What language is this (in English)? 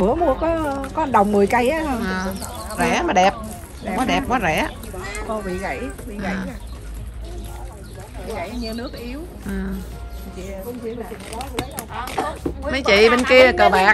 Vietnamese